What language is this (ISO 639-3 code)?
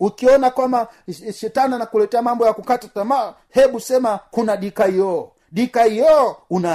swa